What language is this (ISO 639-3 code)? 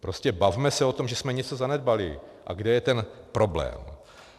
ces